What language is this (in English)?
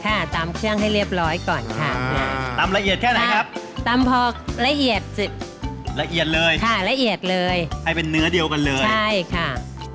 Thai